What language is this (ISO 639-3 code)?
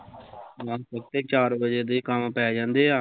pan